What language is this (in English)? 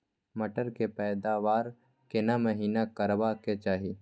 Maithili